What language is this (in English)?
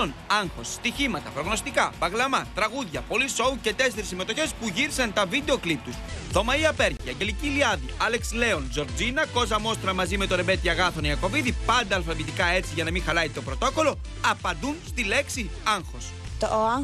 Greek